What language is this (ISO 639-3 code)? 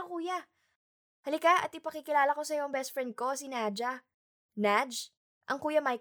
fil